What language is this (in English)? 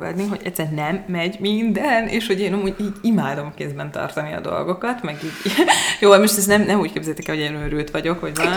Hungarian